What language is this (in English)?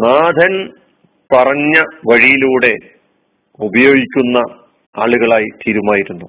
Malayalam